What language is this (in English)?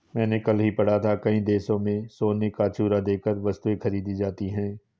Hindi